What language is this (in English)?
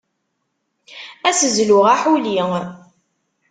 Kabyle